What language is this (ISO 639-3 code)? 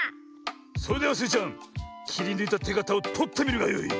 jpn